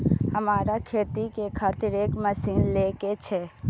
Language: Maithili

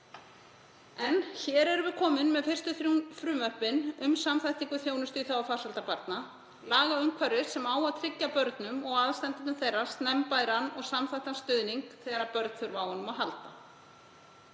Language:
Icelandic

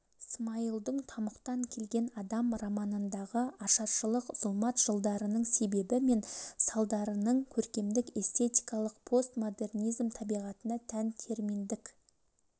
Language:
Kazakh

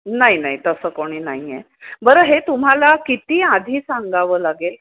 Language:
Marathi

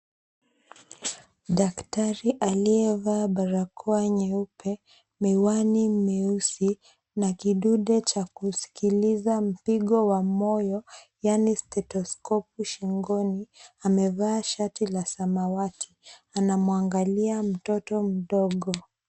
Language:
Swahili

